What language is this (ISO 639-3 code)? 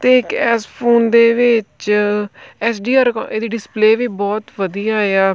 pan